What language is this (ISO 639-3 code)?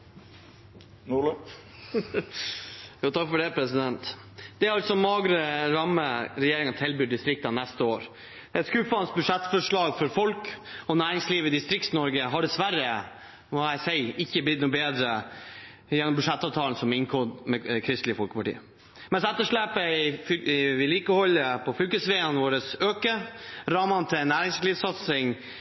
nob